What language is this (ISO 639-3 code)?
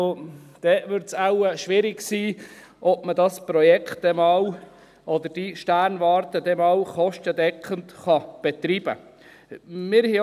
gsw